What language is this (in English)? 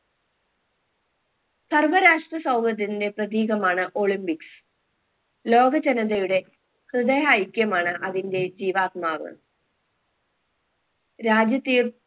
Malayalam